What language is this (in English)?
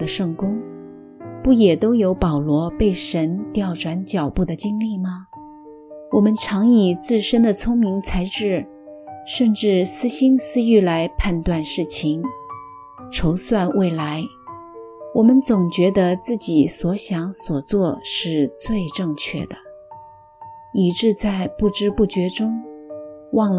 Chinese